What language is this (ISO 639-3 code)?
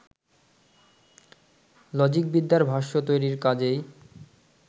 ben